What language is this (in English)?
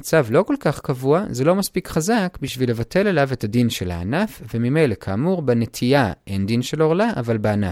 Hebrew